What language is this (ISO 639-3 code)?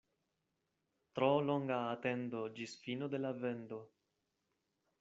epo